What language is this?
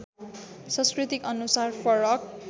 Nepali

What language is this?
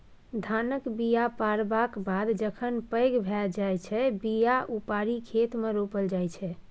Maithili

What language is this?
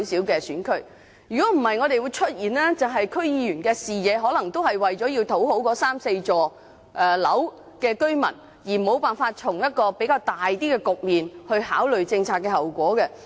Cantonese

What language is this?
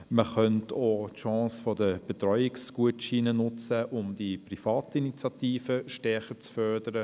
Swiss German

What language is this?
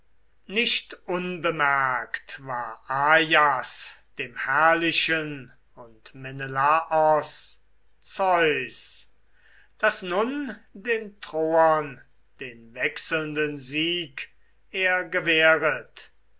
German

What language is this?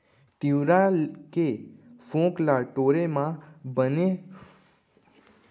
Chhattisgarhi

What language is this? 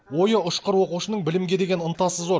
Kazakh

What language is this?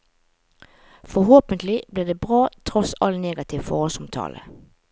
Norwegian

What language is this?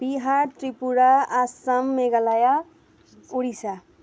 Nepali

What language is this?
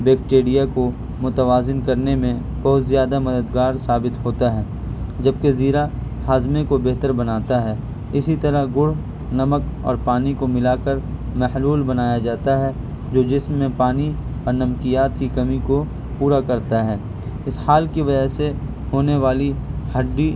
Urdu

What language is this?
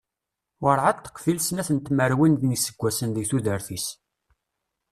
Kabyle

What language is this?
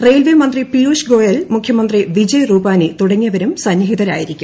Malayalam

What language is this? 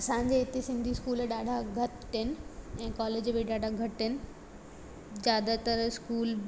Sindhi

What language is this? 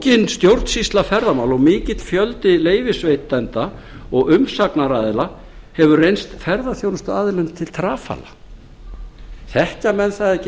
Icelandic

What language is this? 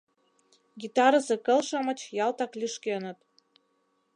Mari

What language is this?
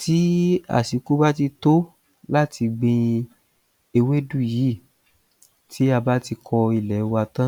Yoruba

